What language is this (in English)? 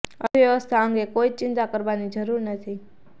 Gujarati